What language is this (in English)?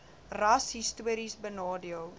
Afrikaans